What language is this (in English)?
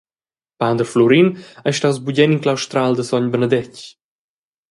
Romansh